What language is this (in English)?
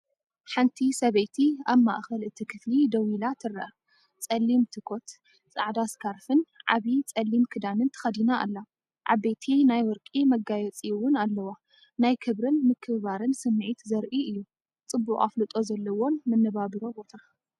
Tigrinya